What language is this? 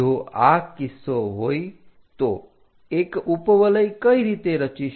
Gujarati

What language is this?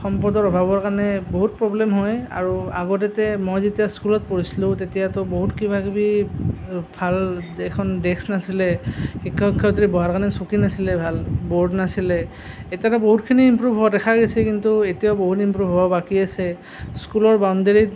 Assamese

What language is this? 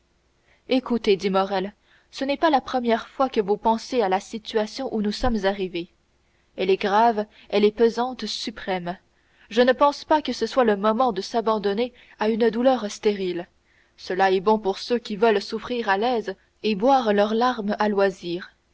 French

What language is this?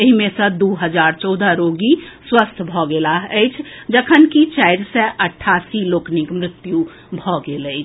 Maithili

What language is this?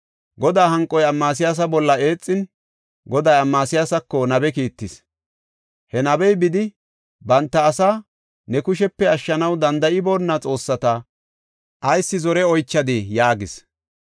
Gofa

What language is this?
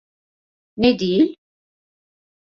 Turkish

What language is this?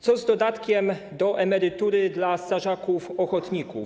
Polish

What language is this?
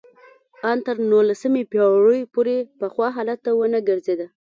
Pashto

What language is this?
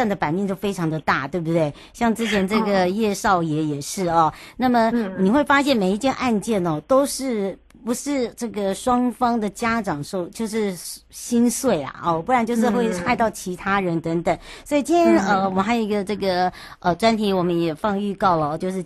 Chinese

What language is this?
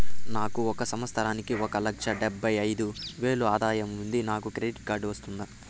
Telugu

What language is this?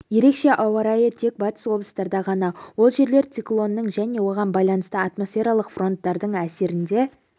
Kazakh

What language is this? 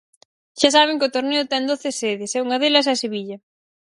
Galician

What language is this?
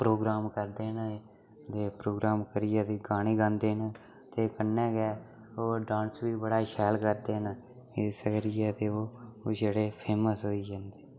Dogri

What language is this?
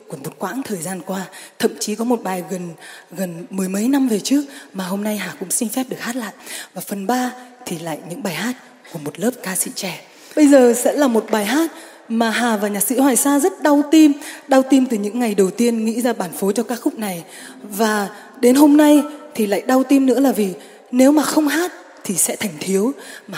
Vietnamese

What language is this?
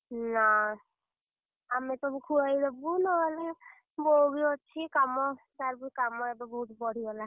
Odia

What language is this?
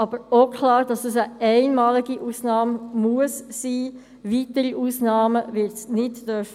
Swiss German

